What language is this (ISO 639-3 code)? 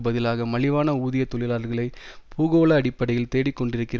tam